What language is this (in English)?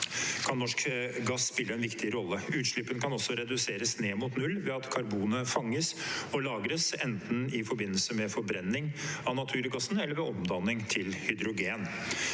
Norwegian